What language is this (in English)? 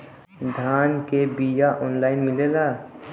Bhojpuri